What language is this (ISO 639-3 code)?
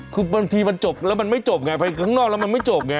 tha